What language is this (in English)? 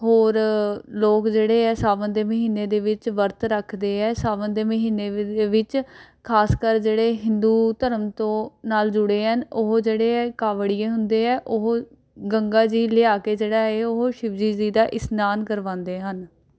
Punjabi